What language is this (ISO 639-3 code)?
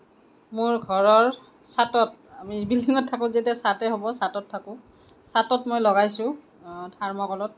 asm